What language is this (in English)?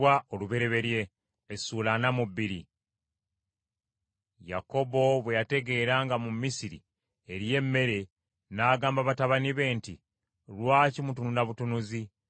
Ganda